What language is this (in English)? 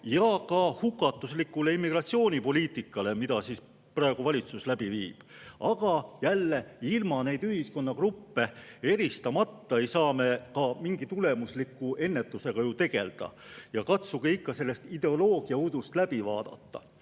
Estonian